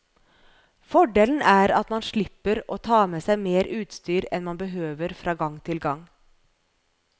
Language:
Norwegian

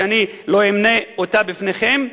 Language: Hebrew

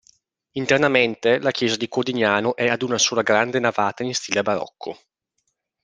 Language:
Italian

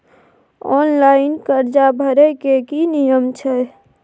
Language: Maithili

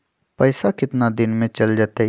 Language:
Magahi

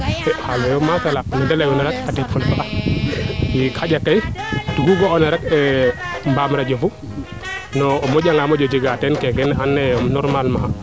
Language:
Serer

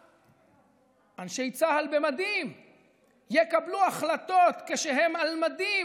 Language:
Hebrew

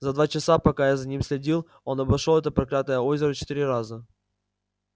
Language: Russian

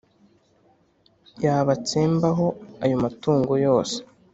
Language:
Kinyarwanda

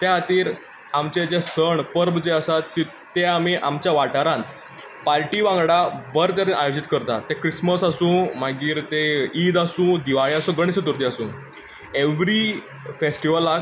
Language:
Konkani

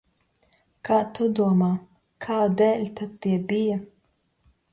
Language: Latvian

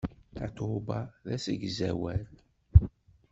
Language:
Kabyle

